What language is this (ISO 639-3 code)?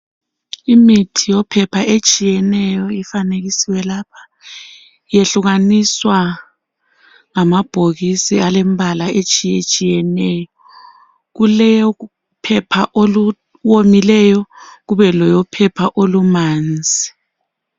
nde